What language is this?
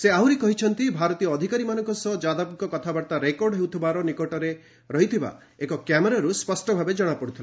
Odia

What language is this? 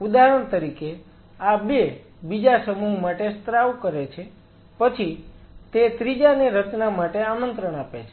Gujarati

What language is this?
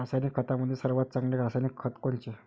Marathi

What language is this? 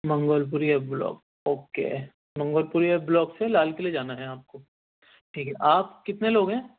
Urdu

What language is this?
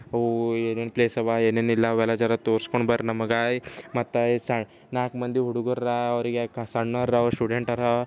Kannada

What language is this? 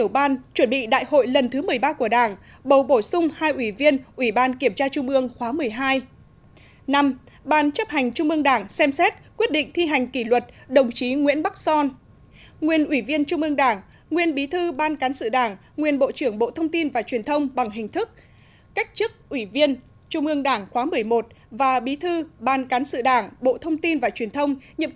Vietnamese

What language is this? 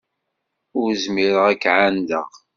Kabyle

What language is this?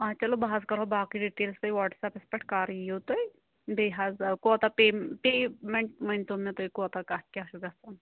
Kashmiri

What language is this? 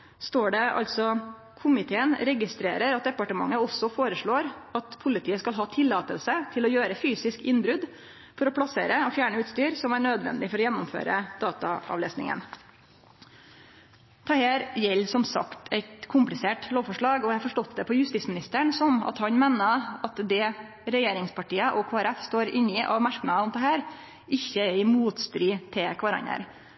Norwegian Nynorsk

